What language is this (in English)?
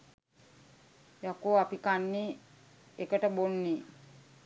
Sinhala